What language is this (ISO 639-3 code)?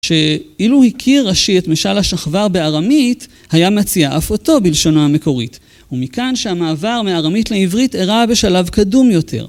heb